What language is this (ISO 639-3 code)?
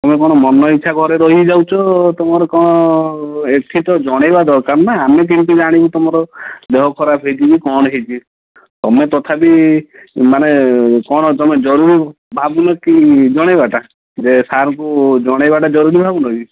ori